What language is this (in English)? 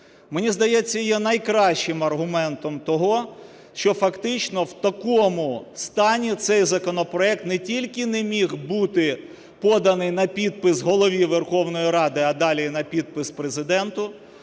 Ukrainian